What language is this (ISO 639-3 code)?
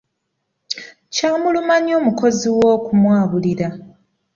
lug